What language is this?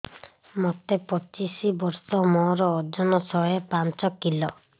Odia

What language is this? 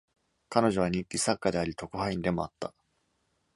Japanese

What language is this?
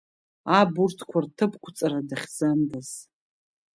Abkhazian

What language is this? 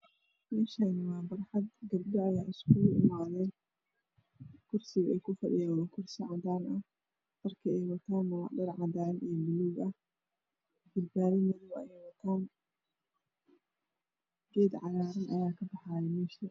Somali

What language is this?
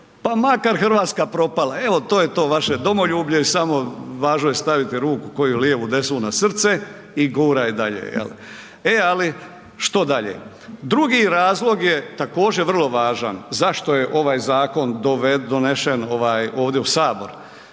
Croatian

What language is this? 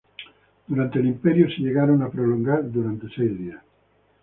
Spanish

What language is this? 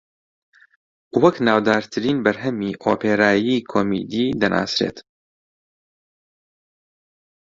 Central Kurdish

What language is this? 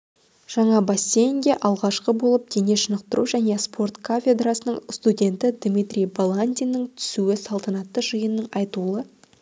Kazakh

